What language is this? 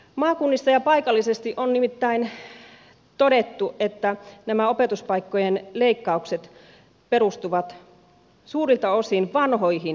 Finnish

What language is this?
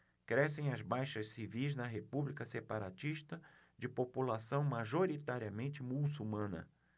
Portuguese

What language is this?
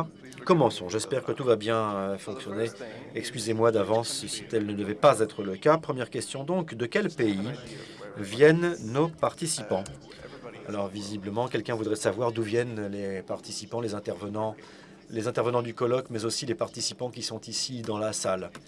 French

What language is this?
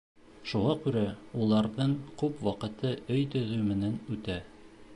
Bashkir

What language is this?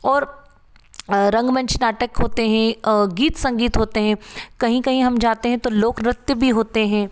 Hindi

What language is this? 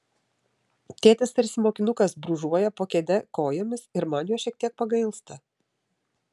Lithuanian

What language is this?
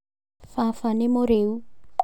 Kikuyu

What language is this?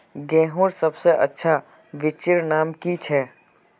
Magahi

